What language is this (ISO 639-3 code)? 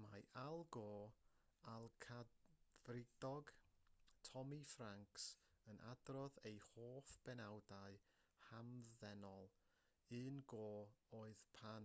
cym